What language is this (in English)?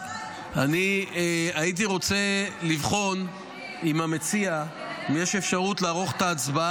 Hebrew